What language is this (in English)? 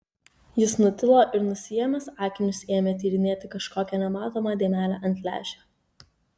Lithuanian